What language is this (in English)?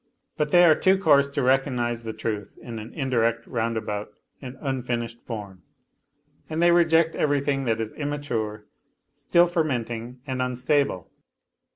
English